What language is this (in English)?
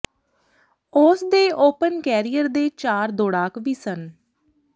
Punjabi